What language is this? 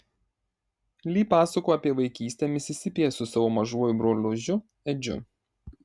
Lithuanian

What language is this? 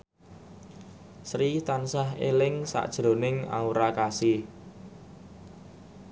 Javanese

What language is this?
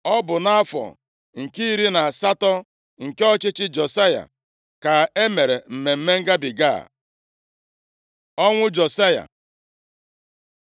Igbo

